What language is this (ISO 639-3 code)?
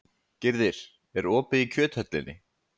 isl